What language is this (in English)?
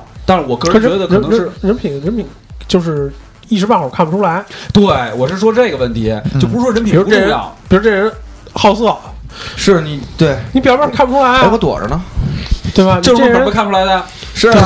Chinese